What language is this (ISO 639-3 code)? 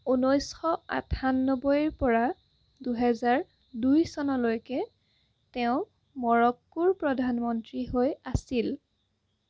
asm